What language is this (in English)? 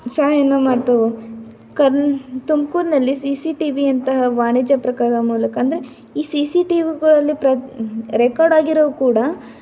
Kannada